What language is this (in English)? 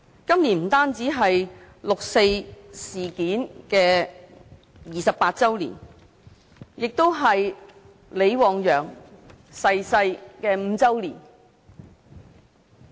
Cantonese